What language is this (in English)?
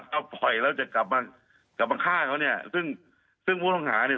Thai